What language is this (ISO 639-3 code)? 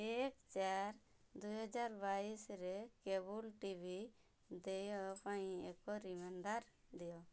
ori